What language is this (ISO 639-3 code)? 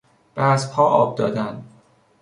fas